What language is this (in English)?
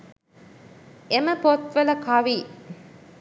Sinhala